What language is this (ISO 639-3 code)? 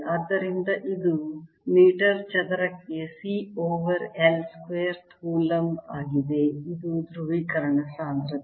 kan